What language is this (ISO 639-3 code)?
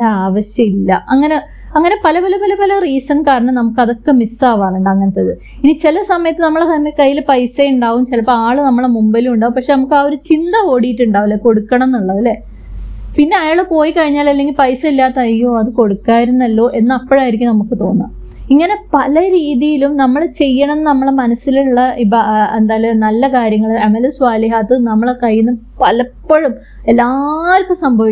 mal